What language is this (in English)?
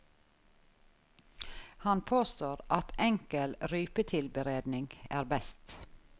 Norwegian